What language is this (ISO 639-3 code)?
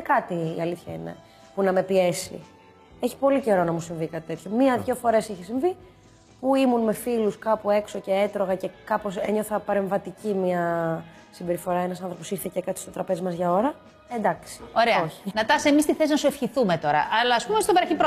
ell